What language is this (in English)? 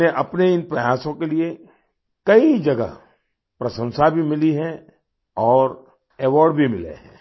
Hindi